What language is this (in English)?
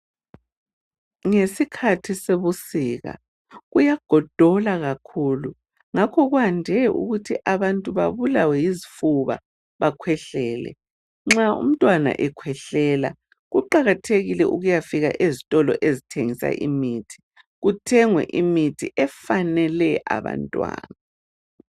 North Ndebele